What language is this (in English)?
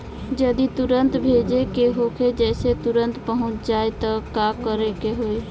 Bhojpuri